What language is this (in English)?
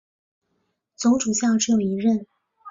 Chinese